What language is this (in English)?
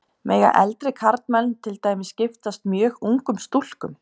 Icelandic